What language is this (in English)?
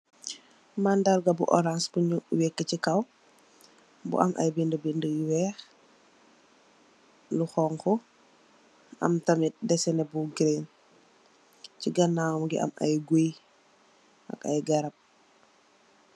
Wolof